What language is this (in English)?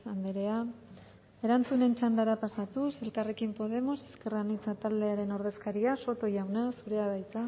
Basque